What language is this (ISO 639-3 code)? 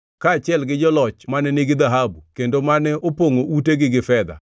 luo